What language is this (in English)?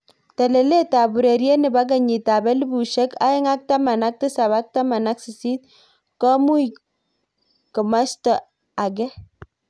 Kalenjin